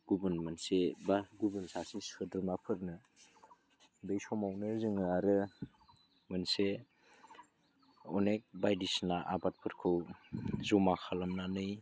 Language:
Bodo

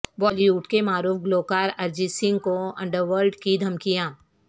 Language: Urdu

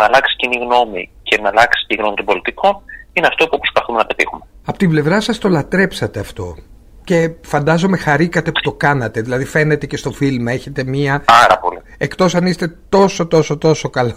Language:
Greek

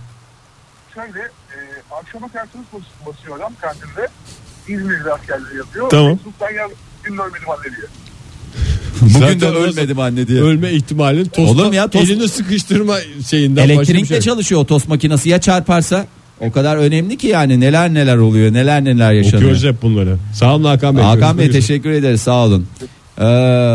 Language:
Turkish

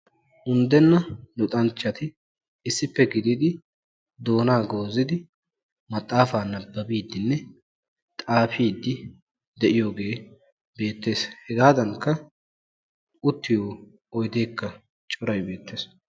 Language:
Wolaytta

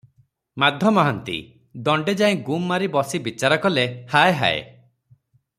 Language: Odia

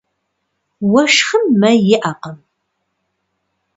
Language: Kabardian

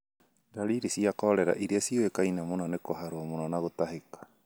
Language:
Kikuyu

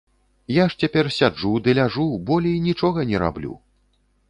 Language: Belarusian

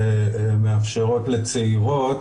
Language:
Hebrew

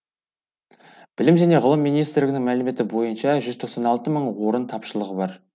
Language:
Kazakh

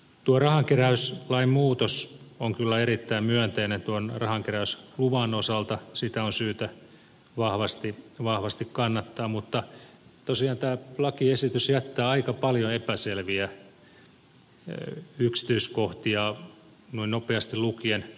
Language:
Finnish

